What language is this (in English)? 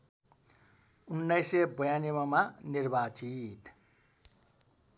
Nepali